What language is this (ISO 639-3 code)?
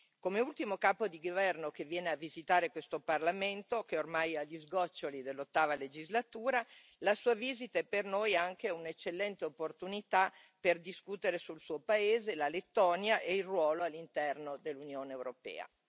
ita